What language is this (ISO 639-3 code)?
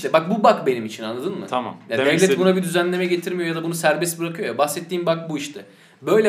tur